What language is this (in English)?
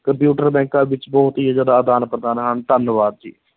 Punjabi